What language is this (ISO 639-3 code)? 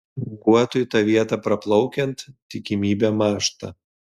lit